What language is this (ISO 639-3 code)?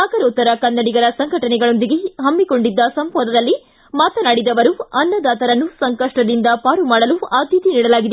kan